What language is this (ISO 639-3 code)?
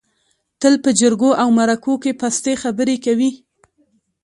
pus